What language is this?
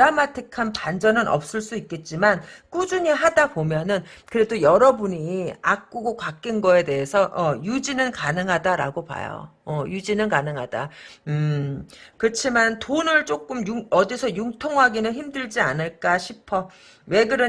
Korean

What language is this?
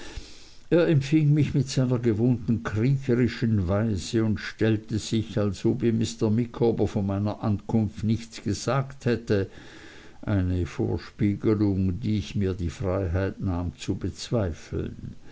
German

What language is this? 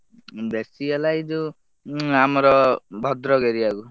Odia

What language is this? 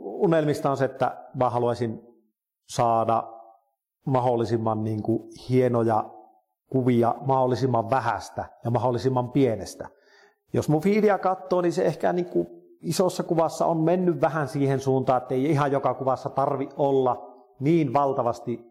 Finnish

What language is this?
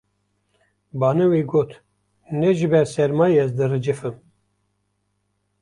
Kurdish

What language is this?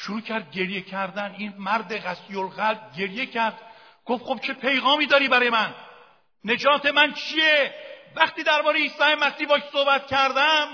Persian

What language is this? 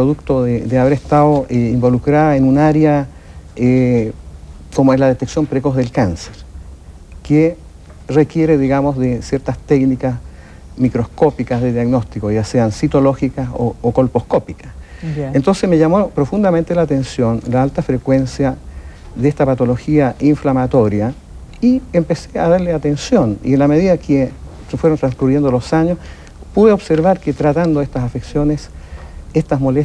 Spanish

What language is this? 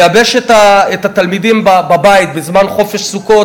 Hebrew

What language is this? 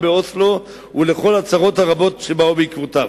Hebrew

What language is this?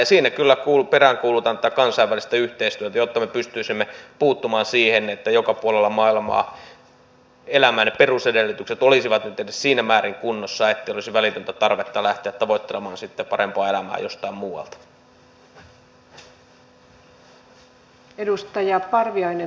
Finnish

